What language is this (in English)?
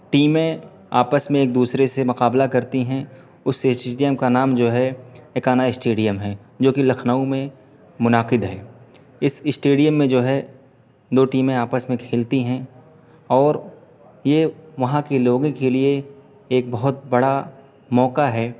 Urdu